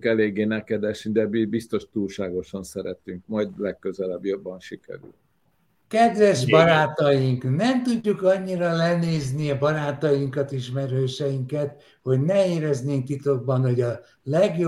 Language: Hungarian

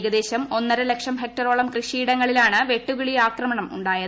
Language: Malayalam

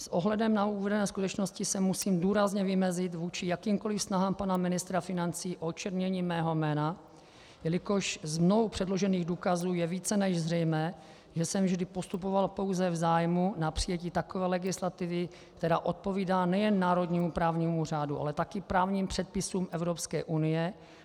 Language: Czech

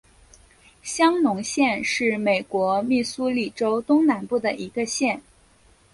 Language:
Chinese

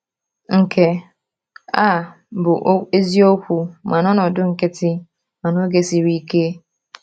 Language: Igbo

